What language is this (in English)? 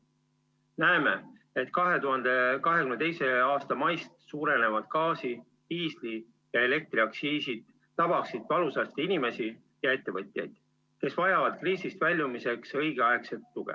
Estonian